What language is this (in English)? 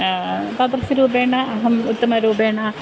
Sanskrit